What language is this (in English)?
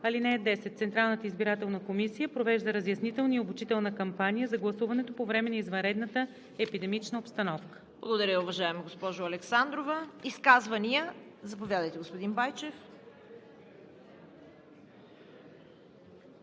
Bulgarian